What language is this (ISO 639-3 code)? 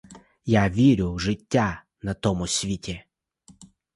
ukr